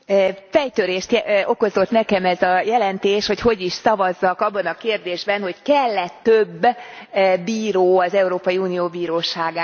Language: Hungarian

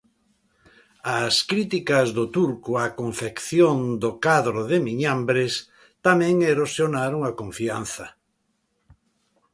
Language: Galician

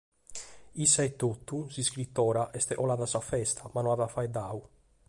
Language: Sardinian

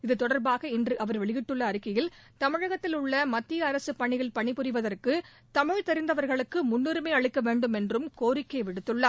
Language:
Tamil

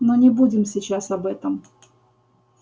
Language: Russian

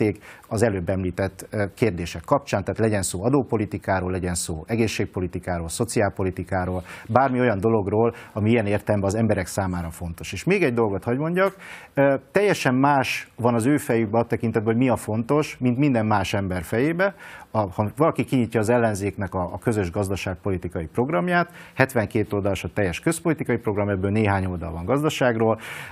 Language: Hungarian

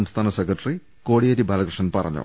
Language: Malayalam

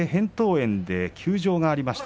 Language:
Japanese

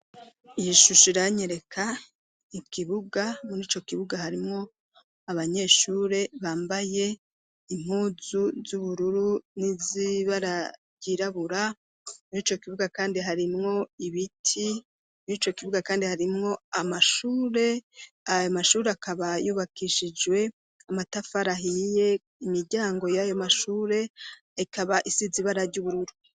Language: Rundi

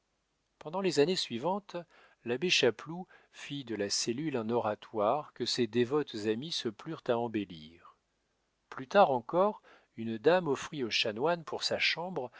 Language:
French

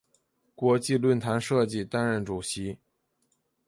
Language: Chinese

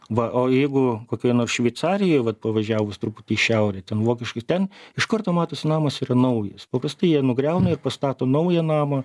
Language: Lithuanian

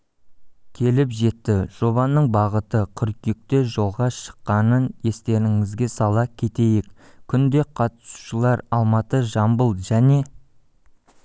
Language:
Kazakh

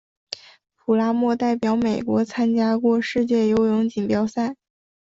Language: Chinese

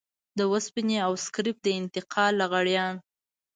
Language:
Pashto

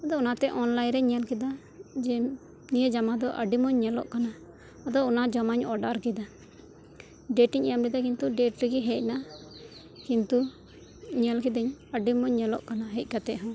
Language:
Santali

